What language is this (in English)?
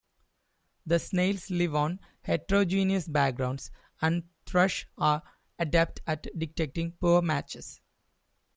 English